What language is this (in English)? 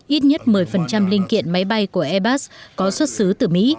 Vietnamese